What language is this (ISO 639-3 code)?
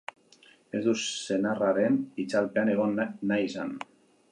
eus